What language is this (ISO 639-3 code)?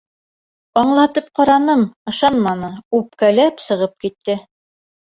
bak